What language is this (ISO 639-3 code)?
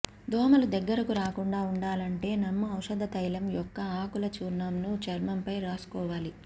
tel